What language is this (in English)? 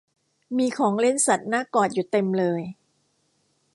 Thai